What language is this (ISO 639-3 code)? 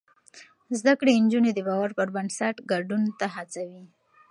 pus